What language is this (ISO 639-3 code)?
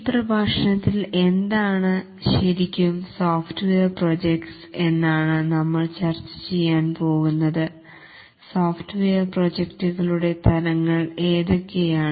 mal